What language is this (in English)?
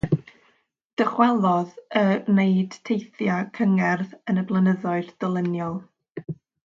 Welsh